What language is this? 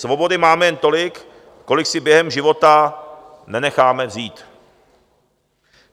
Czech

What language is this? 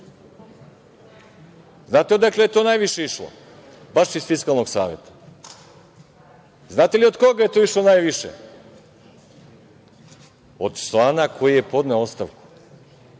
Serbian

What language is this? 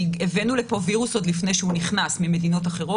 Hebrew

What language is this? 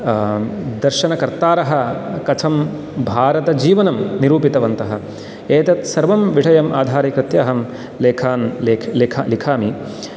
Sanskrit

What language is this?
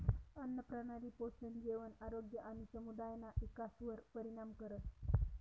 Marathi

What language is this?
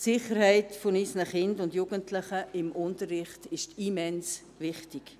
Swiss German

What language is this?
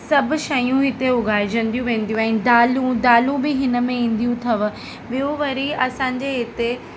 Sindhi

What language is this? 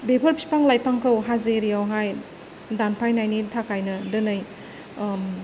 Bodo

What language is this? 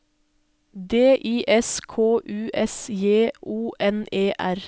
Norwegian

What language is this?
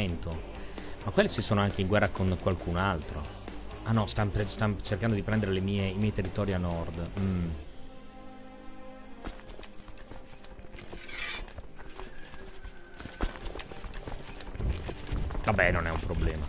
Italian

